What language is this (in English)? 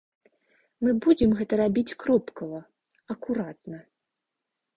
Belarusian